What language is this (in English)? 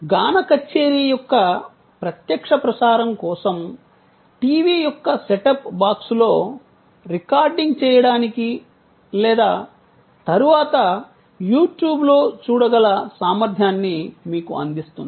Telugu